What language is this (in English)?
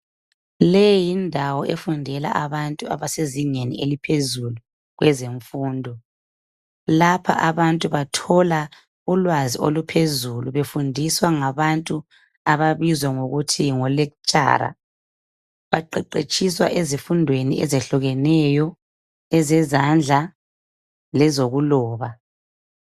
North Ndebele